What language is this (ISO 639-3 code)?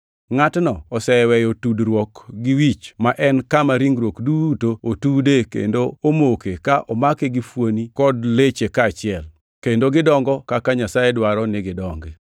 luo